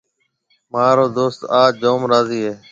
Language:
Marwari (Pakistan)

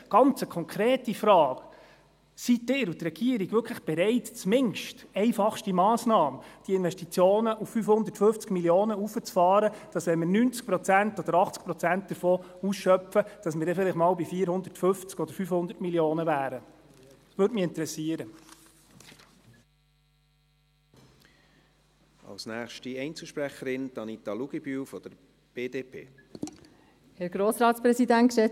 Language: Swiss German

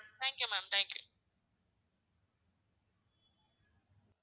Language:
Tamil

